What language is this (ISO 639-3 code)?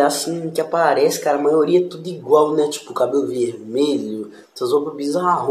por